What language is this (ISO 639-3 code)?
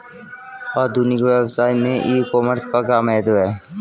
hin